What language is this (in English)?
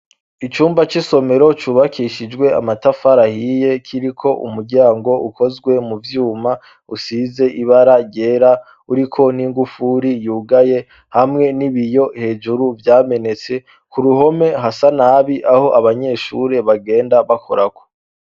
Rundi